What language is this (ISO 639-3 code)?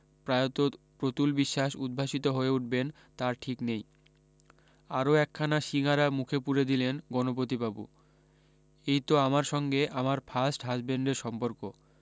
ben